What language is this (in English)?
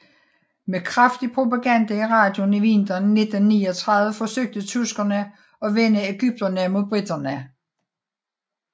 Danish